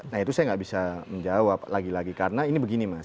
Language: Indonesian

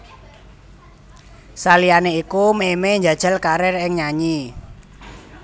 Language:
Javanese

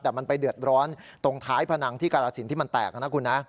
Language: Thai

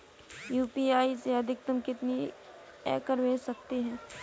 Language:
Hindi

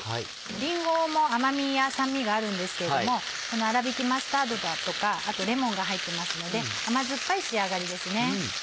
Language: Japanese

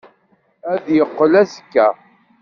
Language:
Kabyle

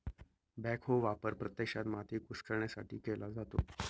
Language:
Marathi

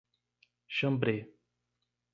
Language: Portuguese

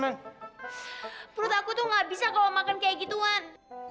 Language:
Indonesian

